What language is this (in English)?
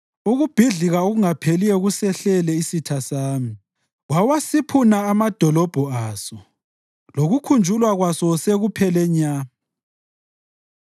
North Ndebele